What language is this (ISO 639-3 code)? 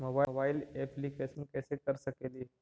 mag